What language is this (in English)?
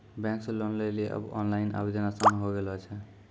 Maithili